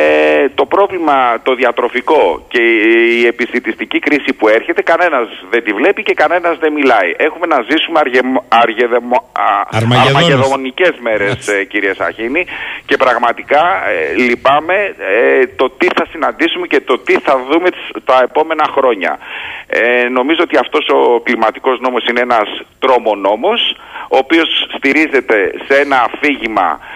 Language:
Greek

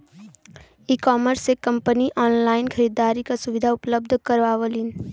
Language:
Bhojpuri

